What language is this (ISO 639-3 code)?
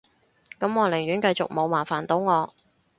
yue